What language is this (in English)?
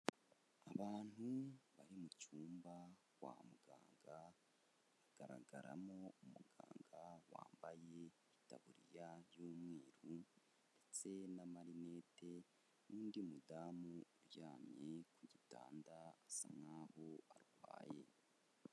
Kinyarwanda